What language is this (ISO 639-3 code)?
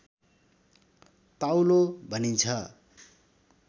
nep